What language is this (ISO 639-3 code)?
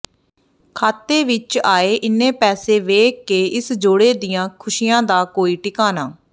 pan